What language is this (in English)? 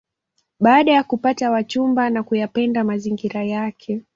Swahili